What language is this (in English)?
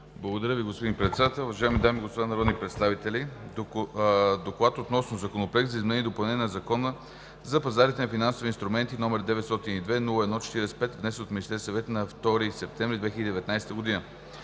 Bulgarian